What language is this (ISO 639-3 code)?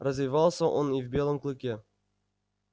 rus